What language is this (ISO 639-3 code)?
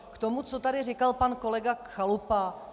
ces